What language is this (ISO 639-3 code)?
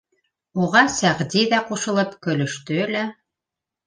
bak